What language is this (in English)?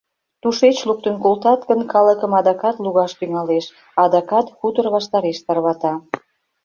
Mari